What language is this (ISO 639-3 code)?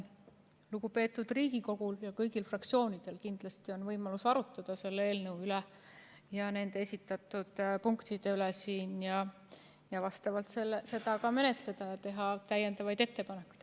est